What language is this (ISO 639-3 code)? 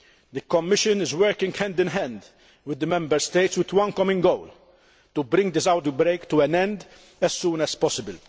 eng